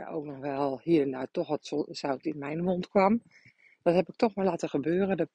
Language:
Dutch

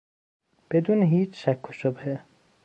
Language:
Persian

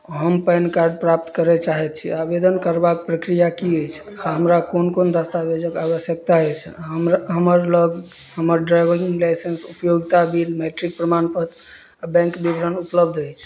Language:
Maithili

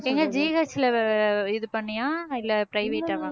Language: Tamil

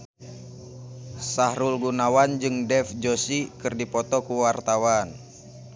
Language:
Sundanese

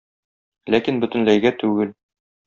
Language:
Tatar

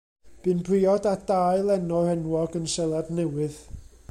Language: Welsh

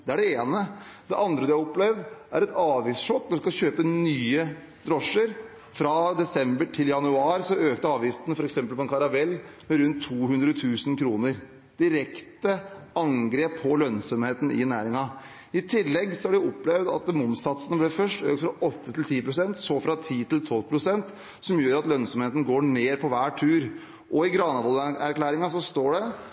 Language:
Norwegian Bokmål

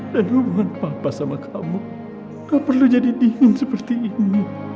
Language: Indonesian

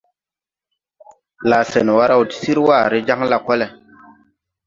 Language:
Tupuri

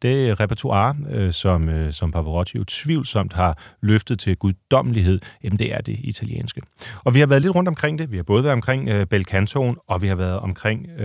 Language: Danish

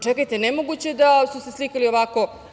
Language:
Serbian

